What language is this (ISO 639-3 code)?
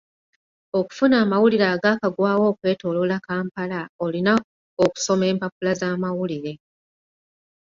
lug